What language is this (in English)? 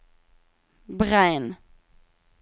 Norwegian